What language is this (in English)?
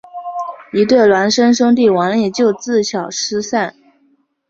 Chinese